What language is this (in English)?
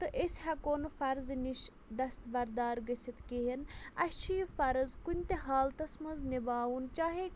Kashmiri